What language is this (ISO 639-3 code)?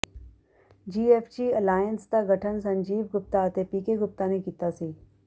pan